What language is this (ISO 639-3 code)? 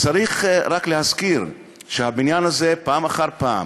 heb